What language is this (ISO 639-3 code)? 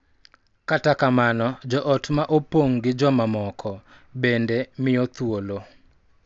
luo